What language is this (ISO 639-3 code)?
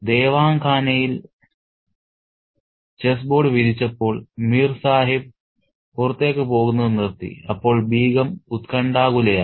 mal